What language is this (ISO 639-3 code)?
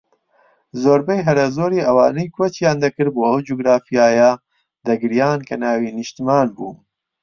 ckb